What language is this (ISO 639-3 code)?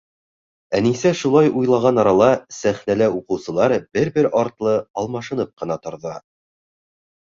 bak